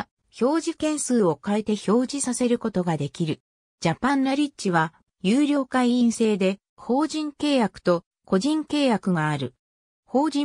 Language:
Japanese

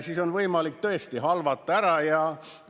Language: Estonian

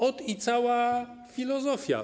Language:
Polish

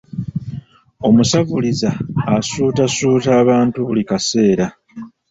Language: Ganda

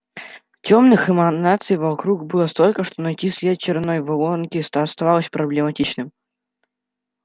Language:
Russian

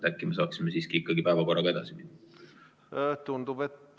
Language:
Estonian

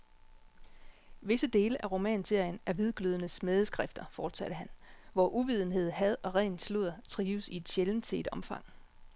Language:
Danish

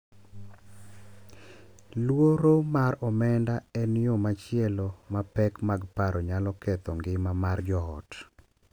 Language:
Luo (Kenya and Tanzania)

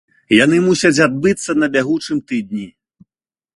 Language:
Belarusian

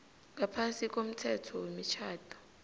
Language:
South Ndebele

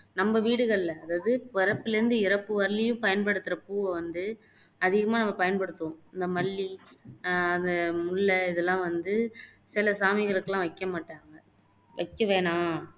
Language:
Tamil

